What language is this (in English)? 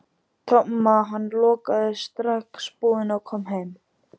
Icelandic